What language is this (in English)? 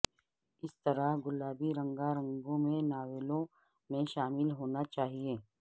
Urdu